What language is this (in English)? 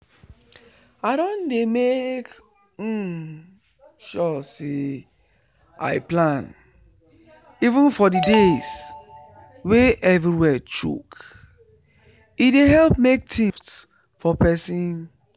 Nigerian Pidgin